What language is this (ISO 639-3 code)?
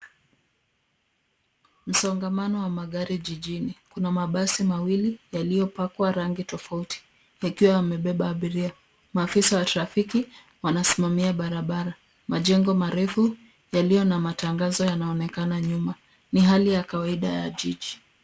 swa